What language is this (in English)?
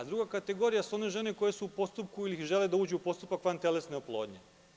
Serbian